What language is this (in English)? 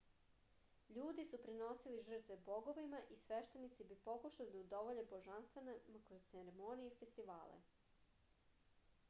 Serbian